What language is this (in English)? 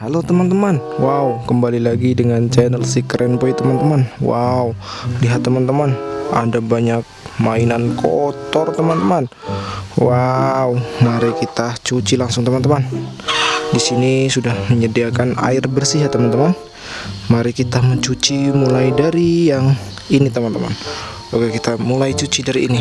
Indonesian